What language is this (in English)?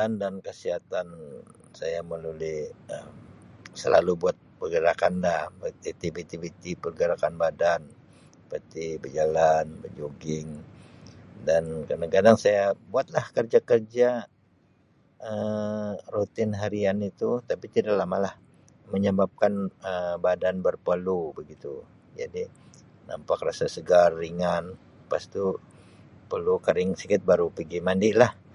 Sabah Malay